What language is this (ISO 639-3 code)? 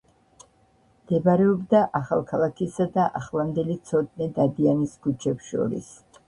kat